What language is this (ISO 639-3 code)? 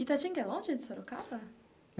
por